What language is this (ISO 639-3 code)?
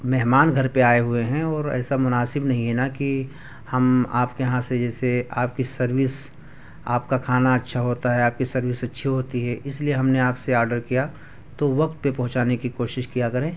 urd